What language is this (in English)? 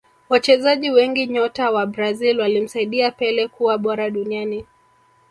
Swahili